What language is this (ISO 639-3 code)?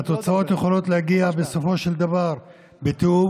heb